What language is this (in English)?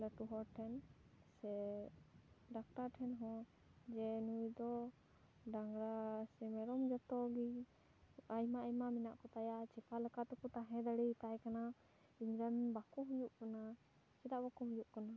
Santali